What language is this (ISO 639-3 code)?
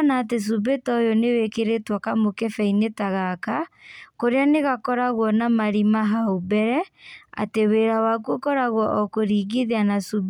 kik